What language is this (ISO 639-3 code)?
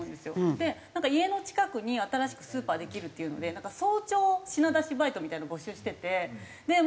jpn